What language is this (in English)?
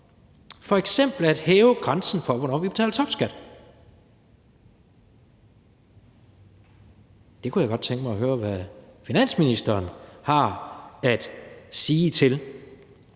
Danish